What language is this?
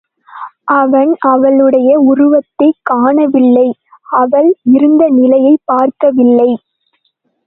Tamil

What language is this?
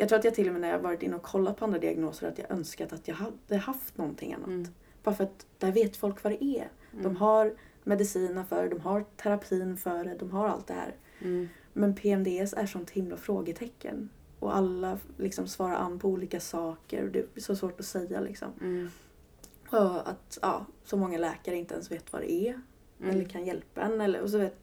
Swedish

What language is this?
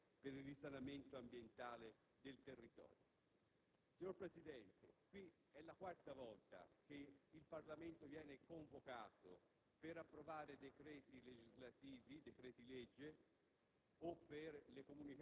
Italian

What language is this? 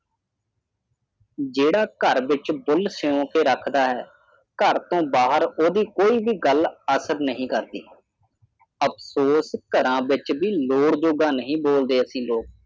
Punjabi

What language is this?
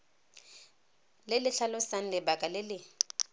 Tswana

